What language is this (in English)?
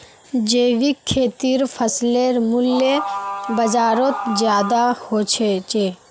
Magahi